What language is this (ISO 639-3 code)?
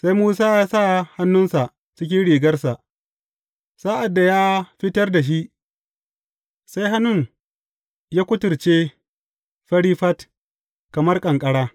hau